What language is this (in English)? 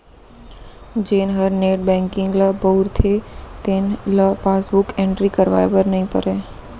Chhattisgarhi